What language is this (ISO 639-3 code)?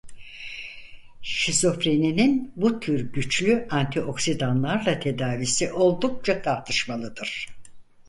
tur